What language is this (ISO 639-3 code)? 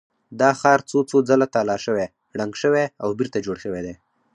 pus